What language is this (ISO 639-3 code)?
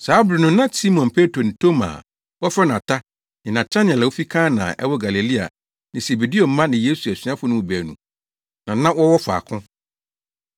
aka